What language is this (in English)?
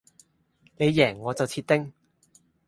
Cantonese